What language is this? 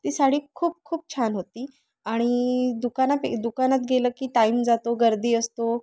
Marathi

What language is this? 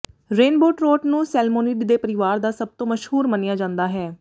Punjabi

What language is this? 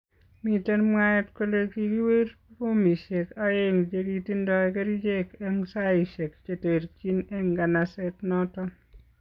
Kalenjin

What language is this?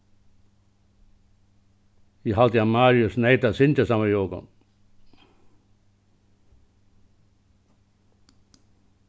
Faroese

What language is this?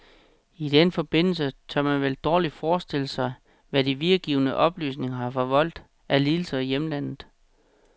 Danish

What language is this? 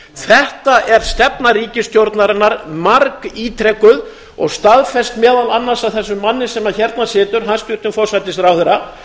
Icelandic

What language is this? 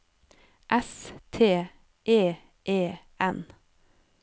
Norwegian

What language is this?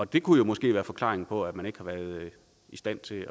Danish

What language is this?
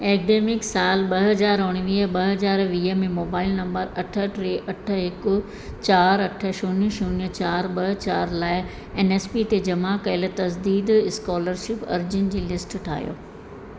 Sindhi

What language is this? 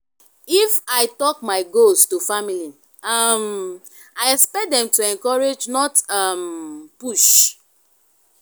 Nigerian Pidgin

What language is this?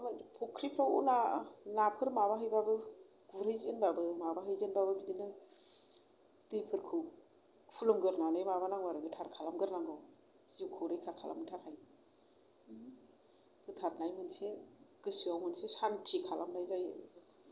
Bodo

